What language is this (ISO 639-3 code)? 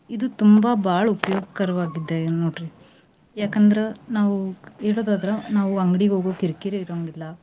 kan